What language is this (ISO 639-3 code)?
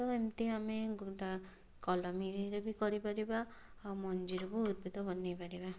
ori